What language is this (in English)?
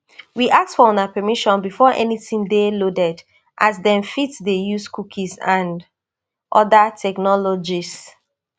Nigerian Pidgin